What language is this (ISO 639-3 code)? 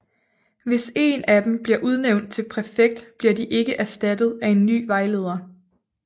dan